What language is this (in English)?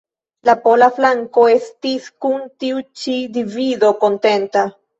Esperanto